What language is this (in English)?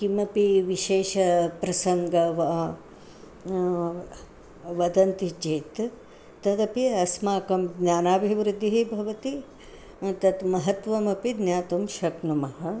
Sanskrit